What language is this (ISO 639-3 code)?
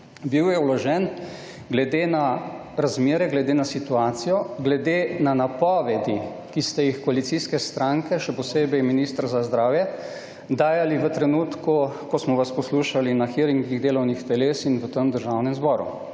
slv